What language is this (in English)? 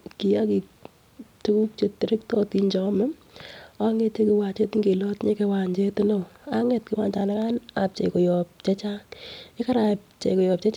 Kalenjin